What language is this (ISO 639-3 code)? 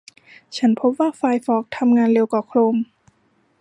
tha